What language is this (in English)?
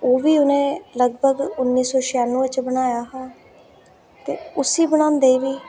Dogri